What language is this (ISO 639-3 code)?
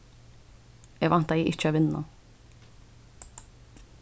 fao